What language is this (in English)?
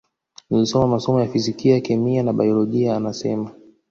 Swahili